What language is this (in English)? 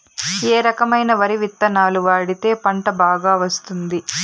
Telugu